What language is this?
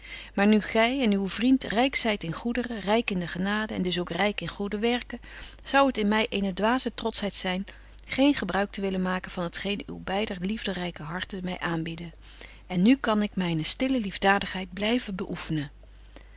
Dutch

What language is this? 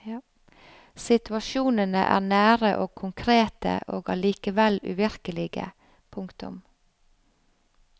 Norwegian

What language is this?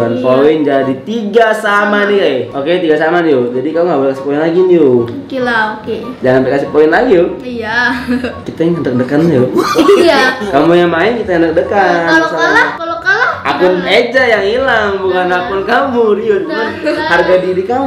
Indonesian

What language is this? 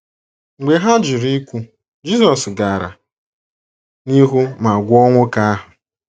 Igbo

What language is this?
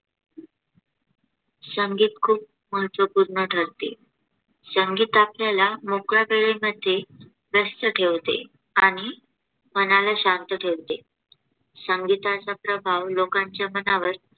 Marathi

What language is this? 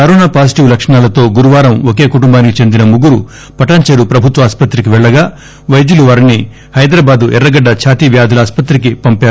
Telugu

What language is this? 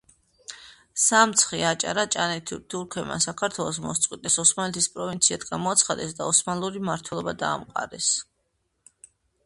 Georgian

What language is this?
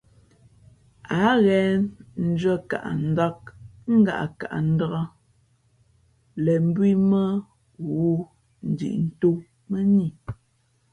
Fe'fe'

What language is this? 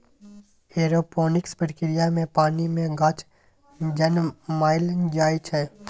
Maithili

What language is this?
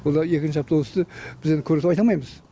Kazakh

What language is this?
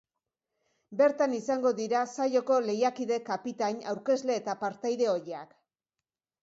Basque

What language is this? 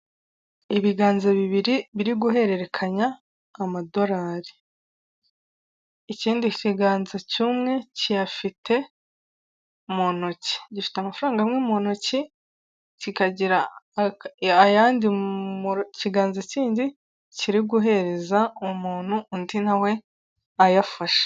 Kinyarwanda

